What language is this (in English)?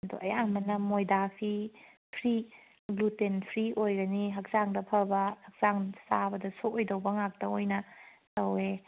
Manipuri